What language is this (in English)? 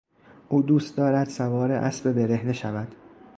Persian